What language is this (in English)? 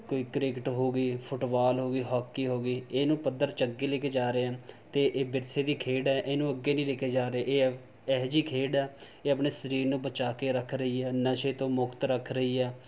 Punjabi